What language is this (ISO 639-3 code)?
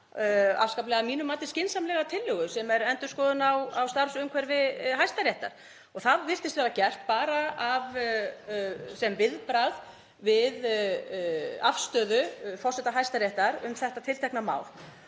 isl